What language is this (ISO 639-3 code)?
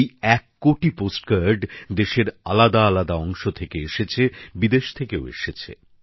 ben